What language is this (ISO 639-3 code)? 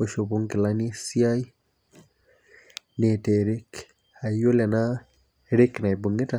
mas